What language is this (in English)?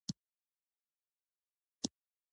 Pashto